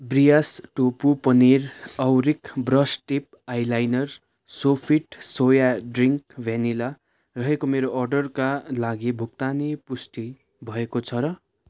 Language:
Nepali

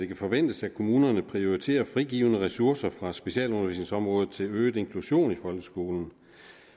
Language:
Danish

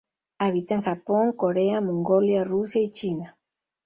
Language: Spanish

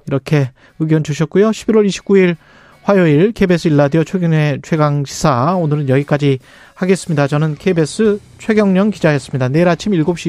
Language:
Korean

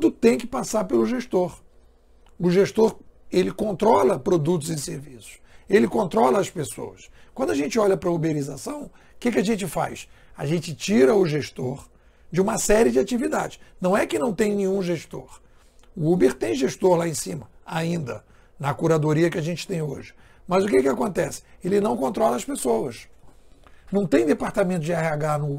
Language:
Portuguese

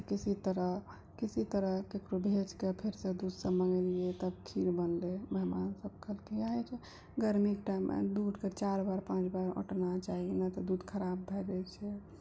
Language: Maithili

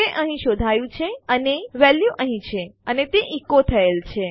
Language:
Gujarati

